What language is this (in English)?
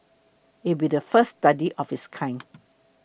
English